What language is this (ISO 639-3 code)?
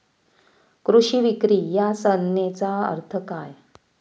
mar